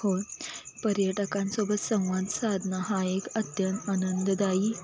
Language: Marathi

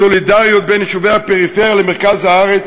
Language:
Hebrew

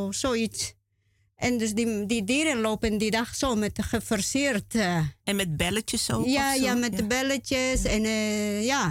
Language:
Dutch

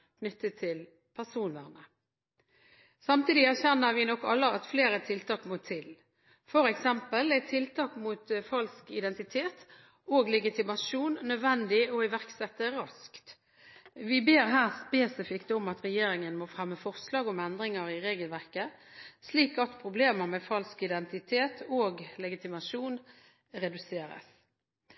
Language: Norwegian Bokmål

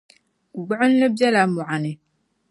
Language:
Dagbani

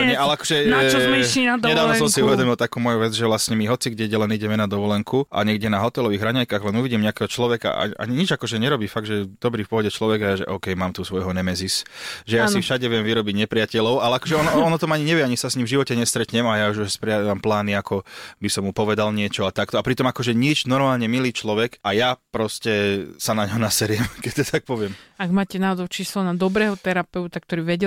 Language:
Slovak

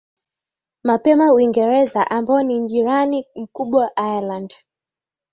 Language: Swahili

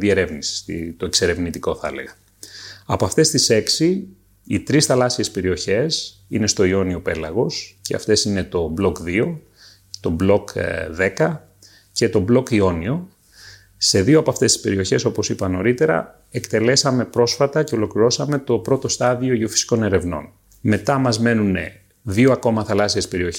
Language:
Greek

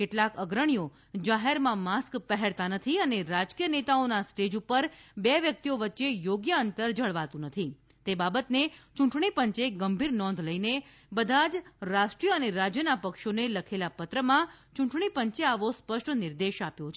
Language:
Gujarati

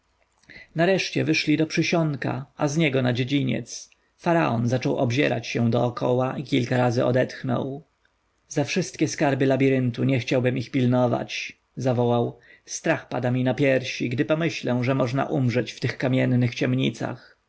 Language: Polish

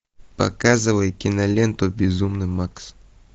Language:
Russian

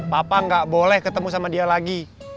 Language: Indonesian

